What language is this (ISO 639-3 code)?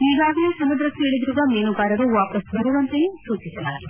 kan